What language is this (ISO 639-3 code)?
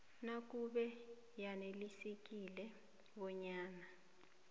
nbl